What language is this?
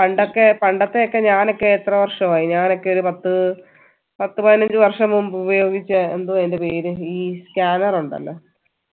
Malayalam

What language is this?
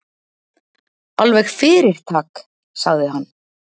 Icelandic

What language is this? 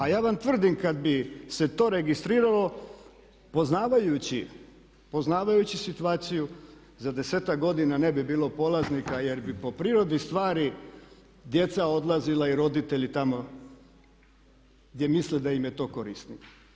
Croatian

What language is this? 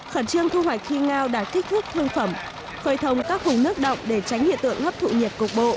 Vietnamese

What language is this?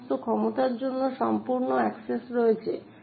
Bangla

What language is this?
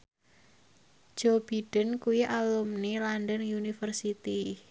Javanese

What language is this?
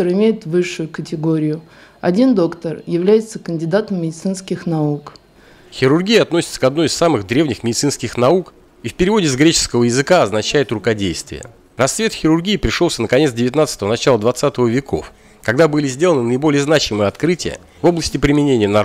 Russian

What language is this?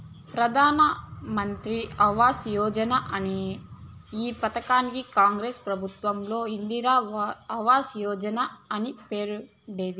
Telugu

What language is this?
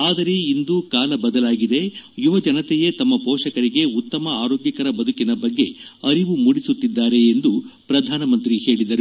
Kannada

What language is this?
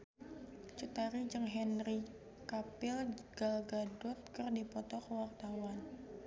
Sundanese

